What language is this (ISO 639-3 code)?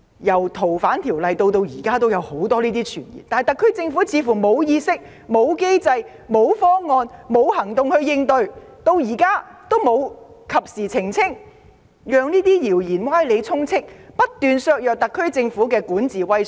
yue